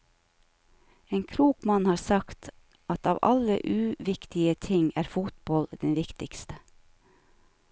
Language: Norwegian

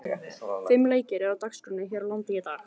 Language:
Icelandic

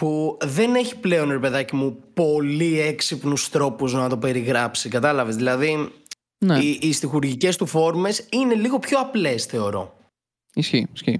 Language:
Greek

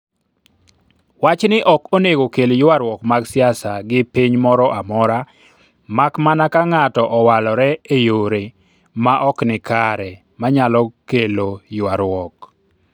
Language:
Luo (Kenya and Tanzania)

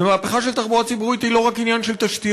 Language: Hebrew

